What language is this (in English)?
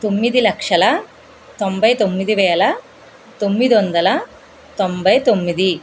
Telugu